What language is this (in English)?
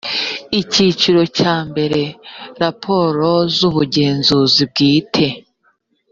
Kinyarwanda